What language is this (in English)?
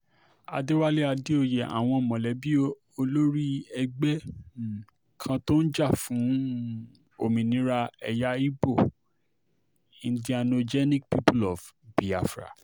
Yoruba